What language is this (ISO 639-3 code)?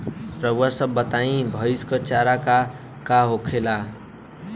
bho